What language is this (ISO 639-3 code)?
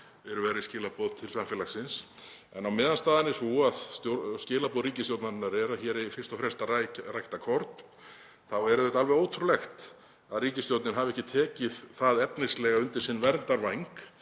isl